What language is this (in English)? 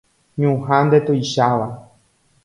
Guarani